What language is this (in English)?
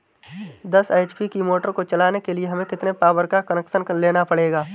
Hindi